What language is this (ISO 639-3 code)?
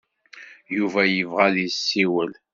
kab